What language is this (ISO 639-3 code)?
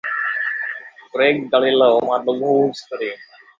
ces